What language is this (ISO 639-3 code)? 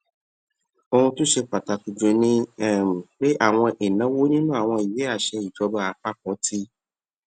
yor